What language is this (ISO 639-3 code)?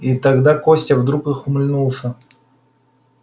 rus